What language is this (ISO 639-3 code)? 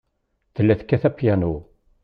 kab